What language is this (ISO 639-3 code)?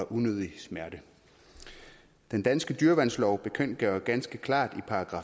dan